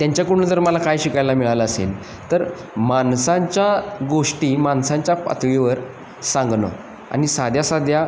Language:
Marathi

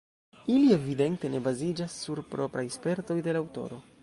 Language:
Esperanto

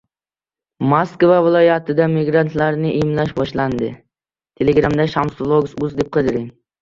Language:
Uzbek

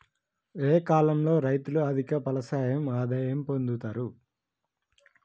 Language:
Telugu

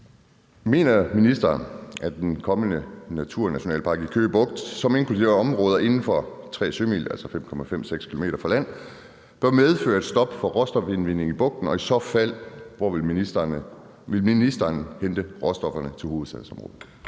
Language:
Danish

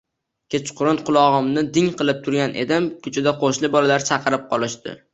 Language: Uzbek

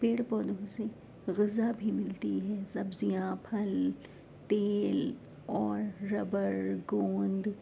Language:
Urdu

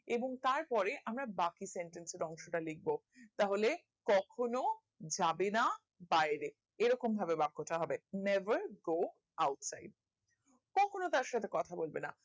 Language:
Bangla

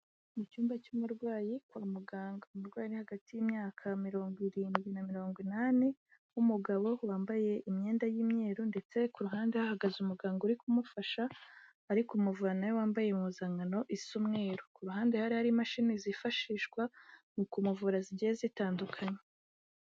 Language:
Kinyarwanda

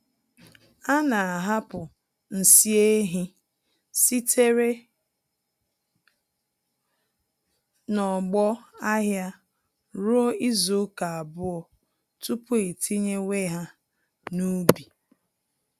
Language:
Igbo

